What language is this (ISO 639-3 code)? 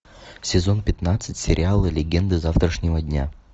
rus